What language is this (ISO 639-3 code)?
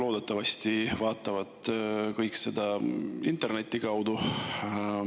est